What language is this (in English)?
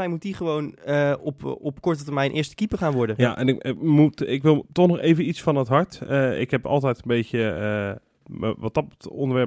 Dutch